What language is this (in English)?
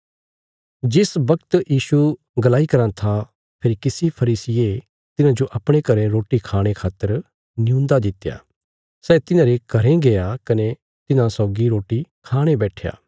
Bilaspuri